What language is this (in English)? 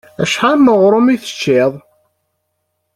Kabyle